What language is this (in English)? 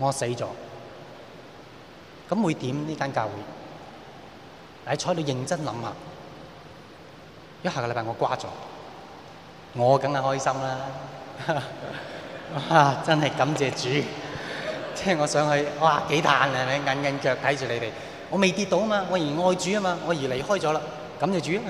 Chinese